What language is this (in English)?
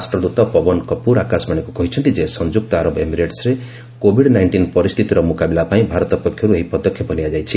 Odia